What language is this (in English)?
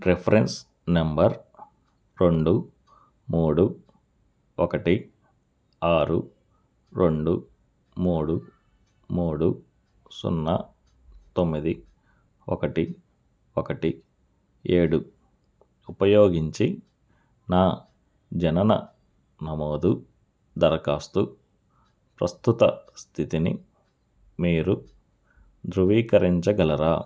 Telugu